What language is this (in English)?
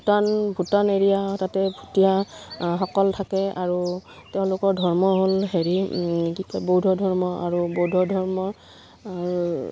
Assamese